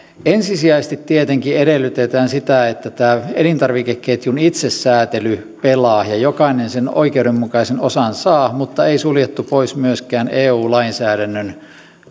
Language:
Finnish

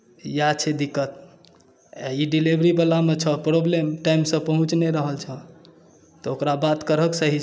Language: Maithili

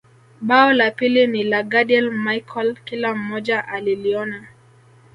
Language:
Swahili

